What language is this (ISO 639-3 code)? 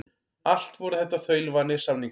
isl